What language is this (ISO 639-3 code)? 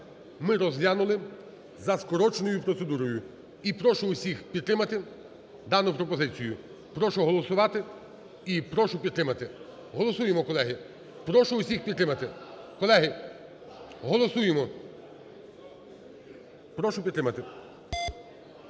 ukr